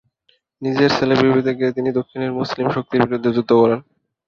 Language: Bangla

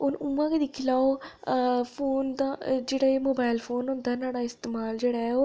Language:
Dogri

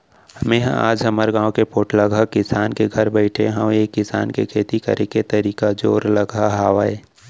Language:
Chhattisgarhi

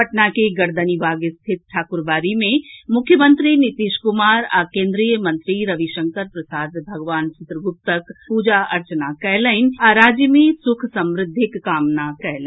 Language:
Maithili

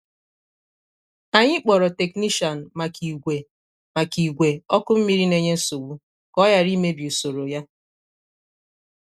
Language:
Igbo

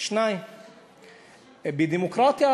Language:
Hebrew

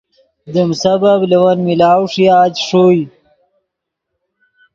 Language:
Yidgha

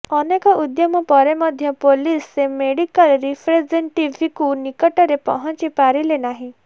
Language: Odia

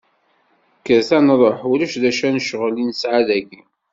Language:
Kabyle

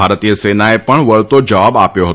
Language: Gujarati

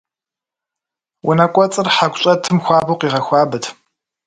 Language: Kabardian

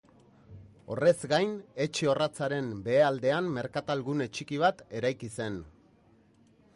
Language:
Basque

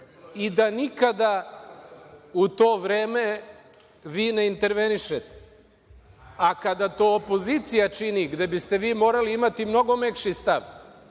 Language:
Serbian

